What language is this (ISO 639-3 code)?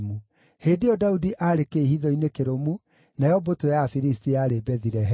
kik